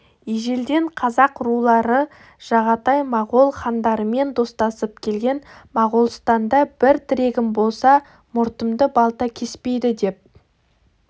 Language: Kazakh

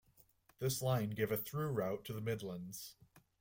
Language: English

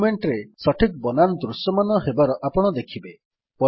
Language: Odia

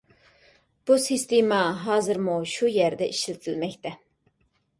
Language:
Uyghur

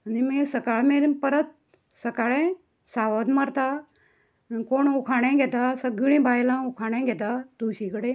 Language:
Konkani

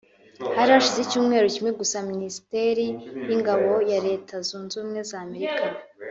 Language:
Kinyarwanda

